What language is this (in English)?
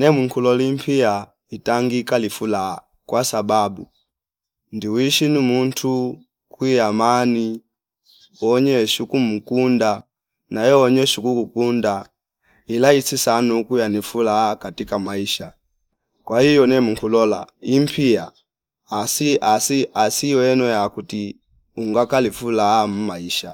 Fipa